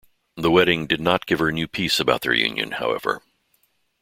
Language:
English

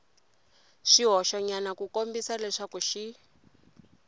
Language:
Tsonga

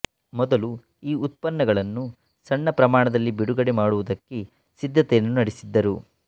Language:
Kannada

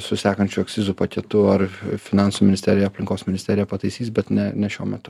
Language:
Lithuanian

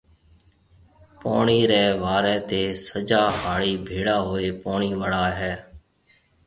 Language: Marwari (Pakistan)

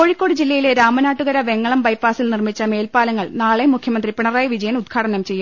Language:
Malayalam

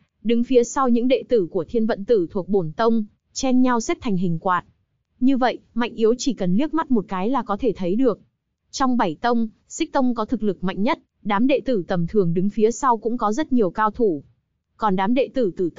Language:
Vietnamese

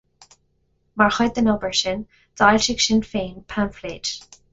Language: Irish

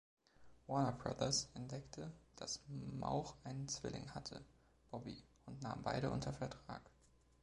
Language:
German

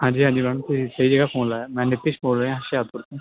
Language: Punjabi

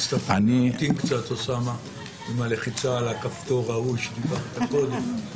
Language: Hebrew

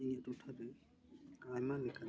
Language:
Santali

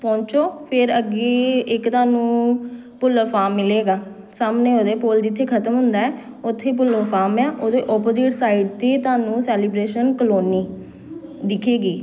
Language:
Punjabi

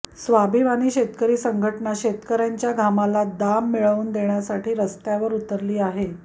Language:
Marathi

